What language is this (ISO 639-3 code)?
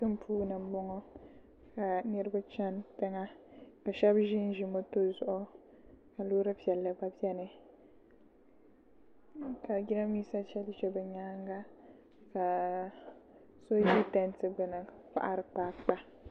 dag